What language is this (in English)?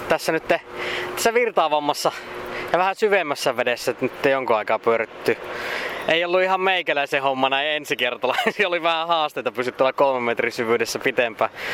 Finnish